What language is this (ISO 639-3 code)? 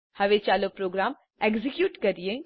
guj